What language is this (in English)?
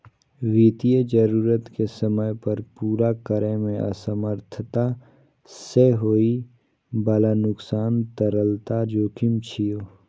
Maithili